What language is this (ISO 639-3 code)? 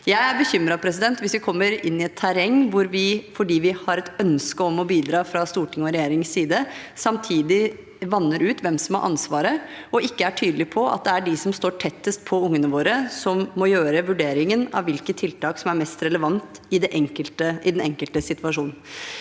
nor